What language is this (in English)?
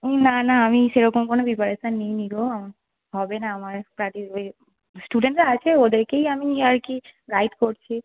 Bangla